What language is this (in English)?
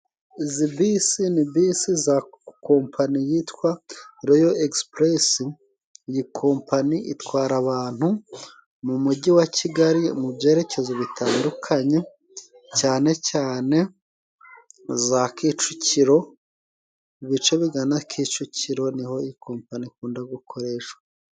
Kinyarwanda